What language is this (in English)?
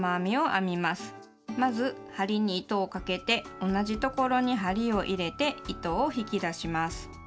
Japanese